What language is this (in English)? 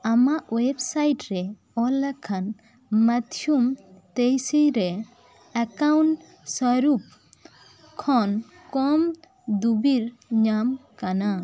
Santali